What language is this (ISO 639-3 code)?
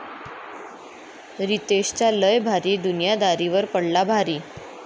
mar